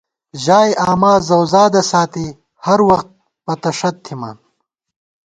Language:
Gawar-Bati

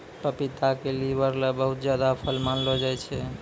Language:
Maithili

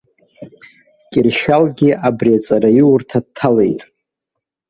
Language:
Abkhazian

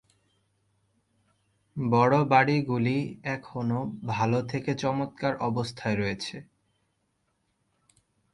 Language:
Bangla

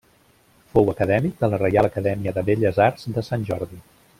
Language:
Catalan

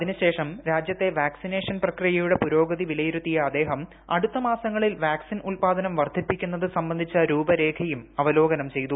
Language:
Malayalam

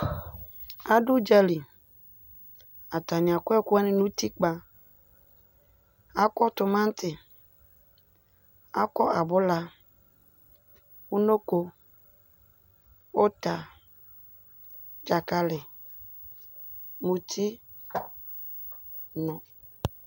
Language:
Ikposo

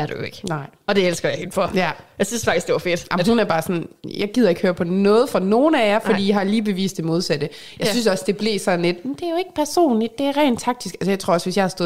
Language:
Danish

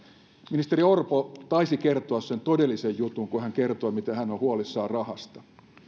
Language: Finnish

